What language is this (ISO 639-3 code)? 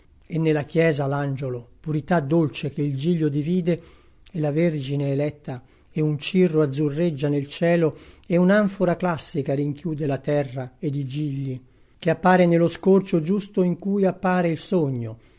ita